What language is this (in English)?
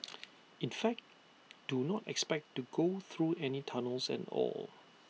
English